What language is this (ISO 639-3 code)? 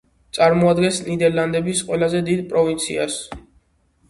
kat